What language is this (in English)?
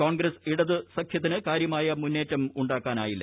Malayalam